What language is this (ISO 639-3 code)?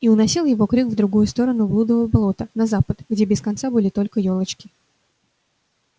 rus